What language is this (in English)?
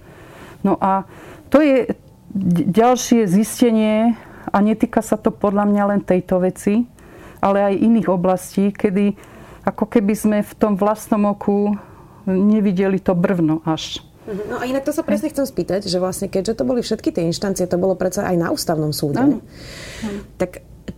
Slovak